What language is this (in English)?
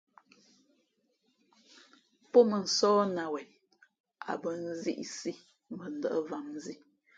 Fe'fe'